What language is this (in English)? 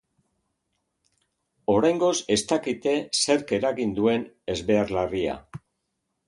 Basque